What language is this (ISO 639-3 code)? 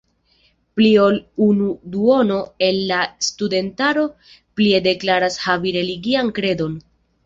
epo